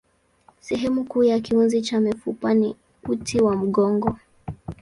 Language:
Swahili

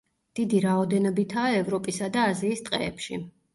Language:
Georgian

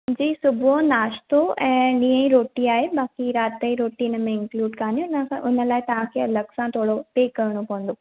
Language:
Sindhi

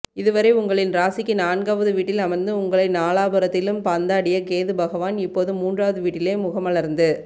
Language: Tamil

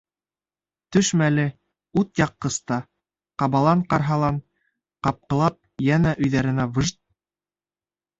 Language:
Bashkir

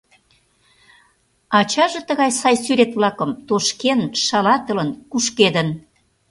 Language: Mari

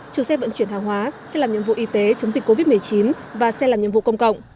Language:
Vietnamese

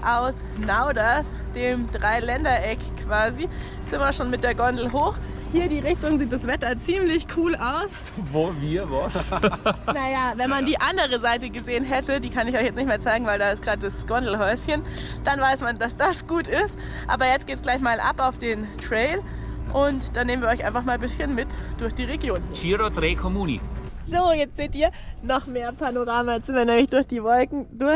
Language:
German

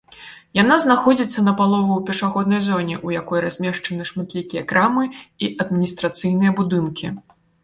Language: Belarusian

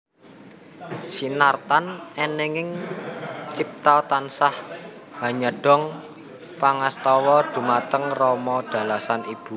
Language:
Javanese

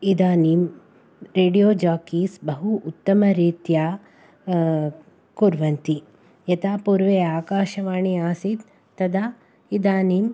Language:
Sanskrit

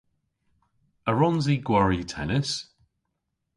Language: Cornish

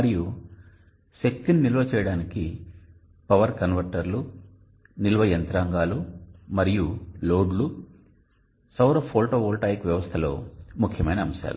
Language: Telugu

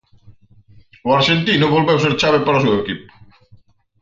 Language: Galician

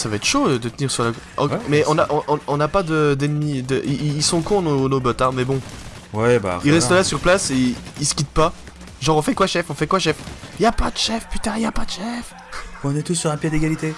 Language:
French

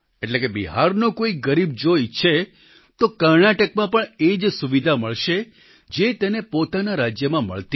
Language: Gujarati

